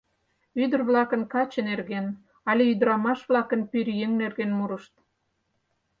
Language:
Mari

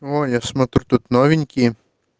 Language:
Russian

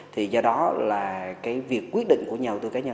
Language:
Vietnamese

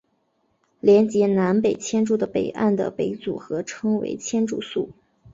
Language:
Chinese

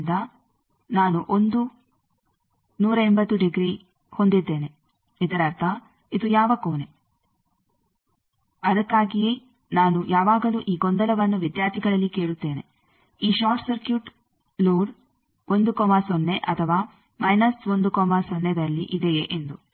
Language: Kannada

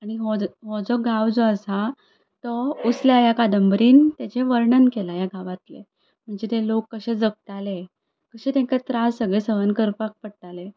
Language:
Konkani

